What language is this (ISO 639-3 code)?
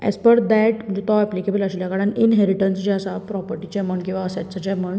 kok